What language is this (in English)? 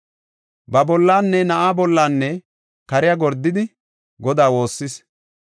Gofa